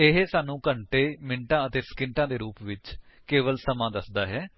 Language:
Punjabi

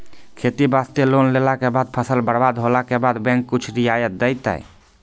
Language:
Maithili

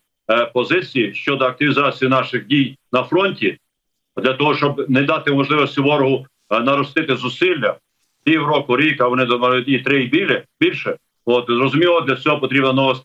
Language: Ukrainian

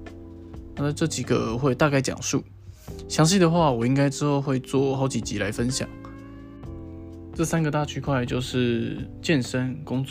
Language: Chinese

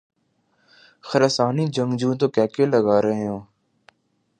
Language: Urdu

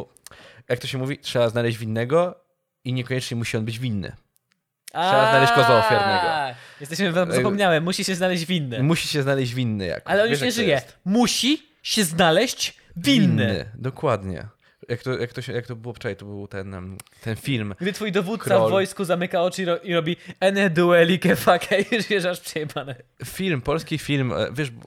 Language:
Polish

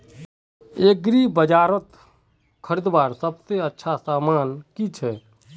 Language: Magahi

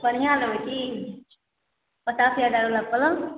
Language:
Maithili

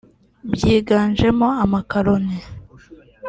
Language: Kinyarwanda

